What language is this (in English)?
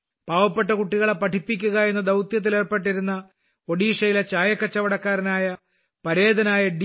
Malayalam